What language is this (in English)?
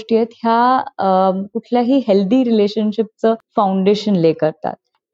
Marathi